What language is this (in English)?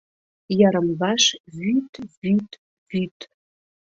Mari